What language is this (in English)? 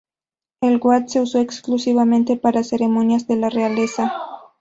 Spanish